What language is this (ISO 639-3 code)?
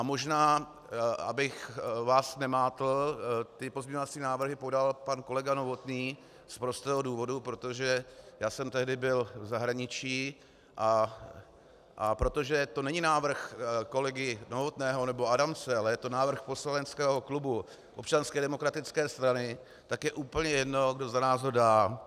ces